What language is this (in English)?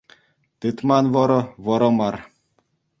Chuvash